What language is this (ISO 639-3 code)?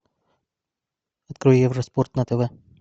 rus